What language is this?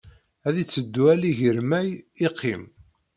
Kabyle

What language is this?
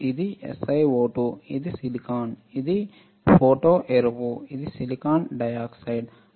Telugu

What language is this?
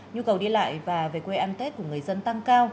Vietnamese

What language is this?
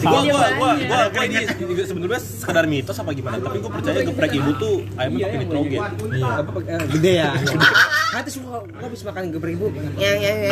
Indonesian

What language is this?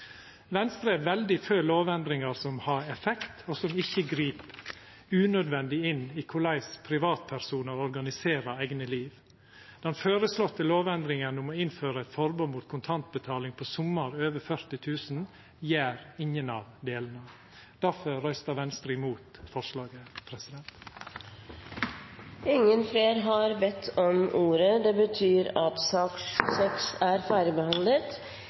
Norwegian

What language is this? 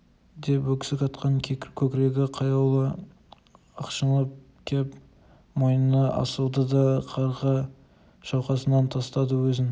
Kazakh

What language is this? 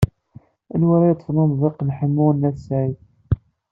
Kabyle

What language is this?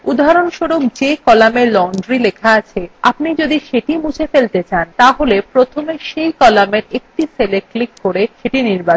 Bangla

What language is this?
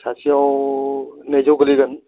Bodo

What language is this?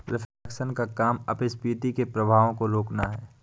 Hindi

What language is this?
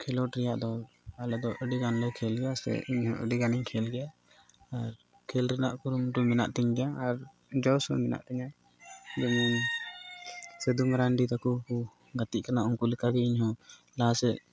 Santali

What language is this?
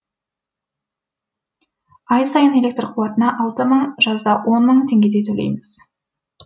Kazakh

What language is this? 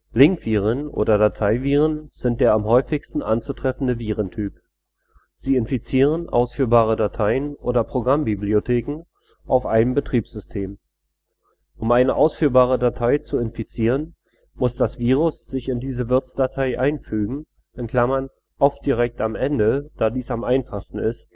German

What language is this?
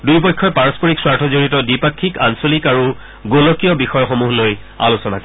Assamese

